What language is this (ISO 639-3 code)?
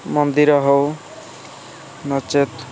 ori